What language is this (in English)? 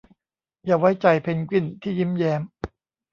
Thai